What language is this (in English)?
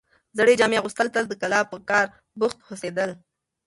Pashto